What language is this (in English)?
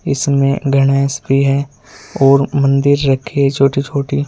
Hindi